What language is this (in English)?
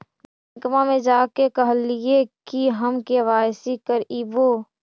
Magahi